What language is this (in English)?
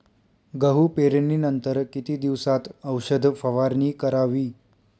Marathi